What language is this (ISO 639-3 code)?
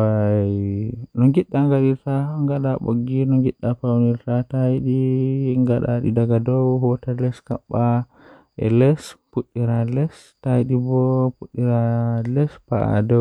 fuh